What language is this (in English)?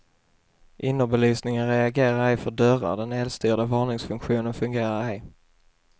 Swedish